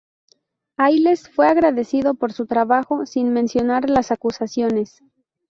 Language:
Spanish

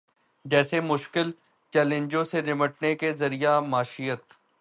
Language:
Urdu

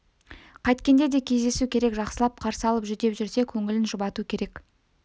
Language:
Kazakh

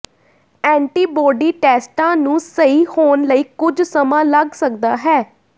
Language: Punjabi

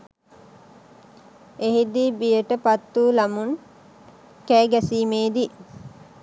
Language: Sinhala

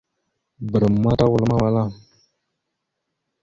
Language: Mada (Cameroon)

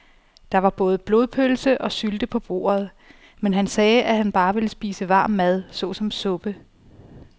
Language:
Danish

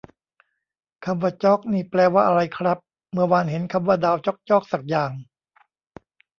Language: Thai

